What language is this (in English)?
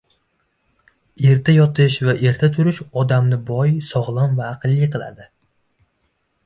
Uzbek